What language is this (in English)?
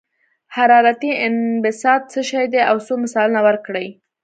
Pashto